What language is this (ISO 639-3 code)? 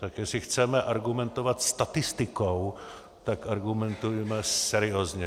ces